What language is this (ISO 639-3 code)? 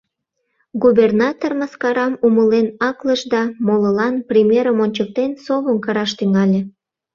chm